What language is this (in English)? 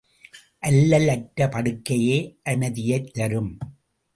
Tamil